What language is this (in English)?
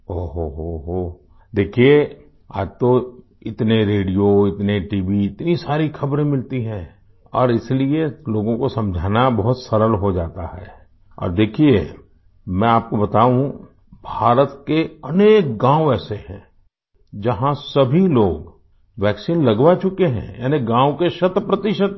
Hindi